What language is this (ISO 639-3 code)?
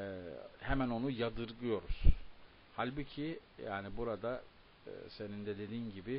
tur